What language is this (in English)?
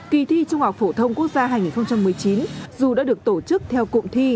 Vietnamese